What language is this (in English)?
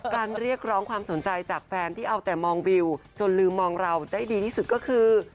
Thai